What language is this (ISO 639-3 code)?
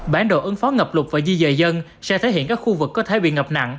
vie